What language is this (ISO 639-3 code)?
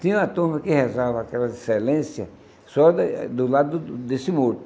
por